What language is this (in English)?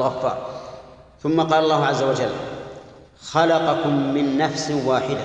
Arabic